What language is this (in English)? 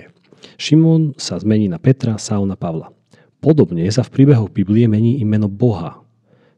Slovak